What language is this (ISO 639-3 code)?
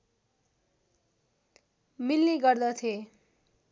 nep